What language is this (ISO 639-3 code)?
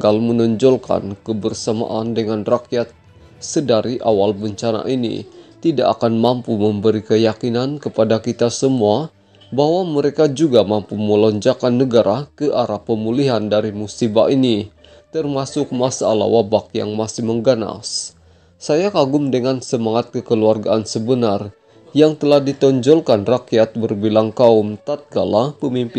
ind